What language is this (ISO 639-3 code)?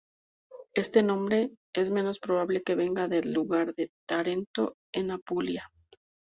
spa